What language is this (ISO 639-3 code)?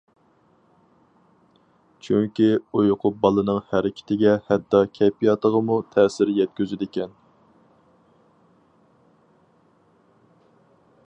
uig